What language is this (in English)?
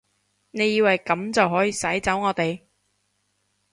Cantonese